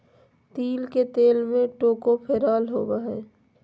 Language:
Magahi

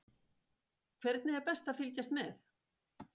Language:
Icelandic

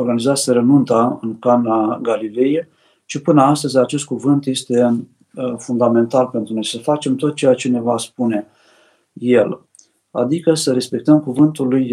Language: Romanian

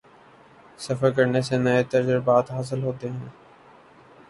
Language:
Urdu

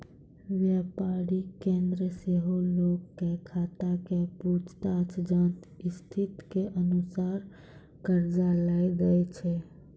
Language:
Maithili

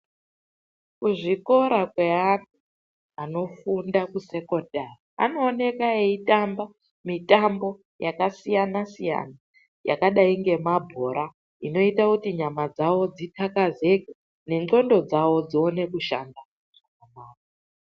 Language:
Ndau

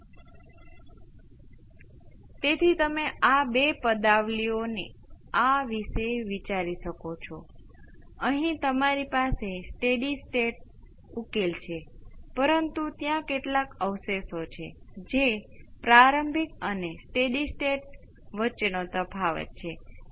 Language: Gujarati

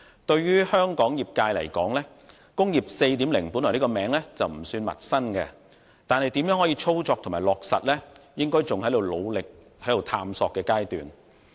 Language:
Cantonese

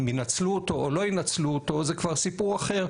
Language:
Hebrew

